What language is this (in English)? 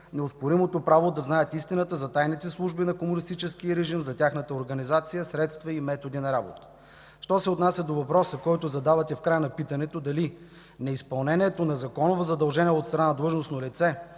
Bulgarian